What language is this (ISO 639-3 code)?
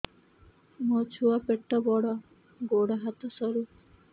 ori